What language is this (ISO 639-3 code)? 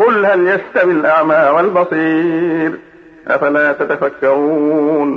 ara